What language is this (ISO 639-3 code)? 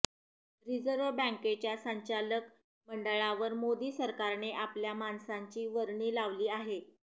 mar